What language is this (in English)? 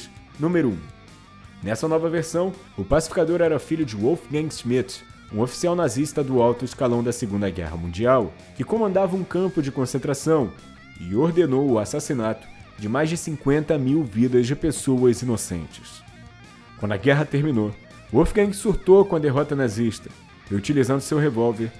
Portuguese